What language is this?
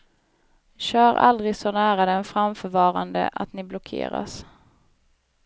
Swedish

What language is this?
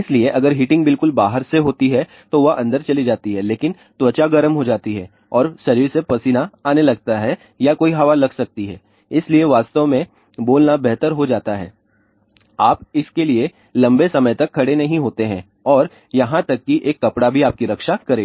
Hindi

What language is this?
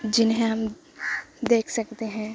Urdu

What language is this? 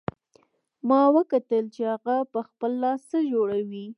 Pashto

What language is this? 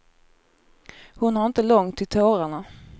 Swedish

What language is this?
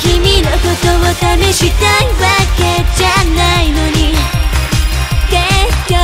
Korean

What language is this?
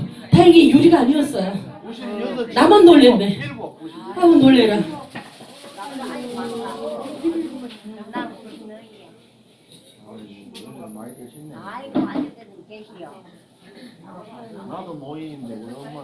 Korean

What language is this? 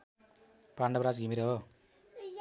Nepali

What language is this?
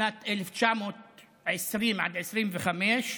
Hebrew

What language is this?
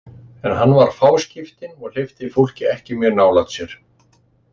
Icelandic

